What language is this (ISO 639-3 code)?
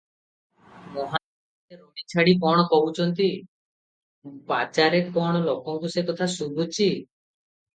ori